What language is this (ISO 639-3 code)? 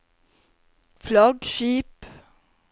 nor